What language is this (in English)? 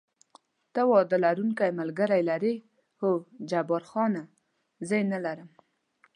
Pashto